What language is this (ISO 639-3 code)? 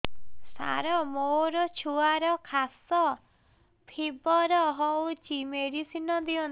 ori